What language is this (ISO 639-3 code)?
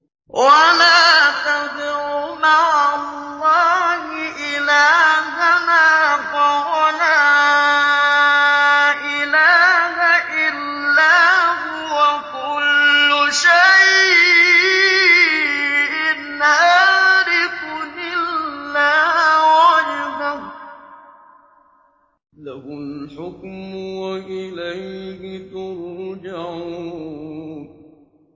ara